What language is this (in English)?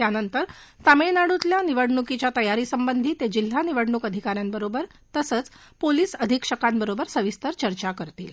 Marathi